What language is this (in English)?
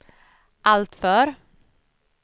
Swedish